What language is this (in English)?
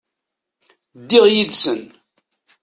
Kabyle